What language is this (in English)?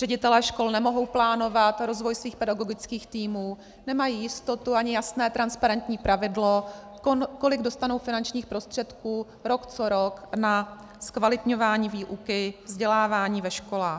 Czech